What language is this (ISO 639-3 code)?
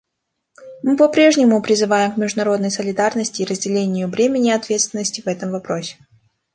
rus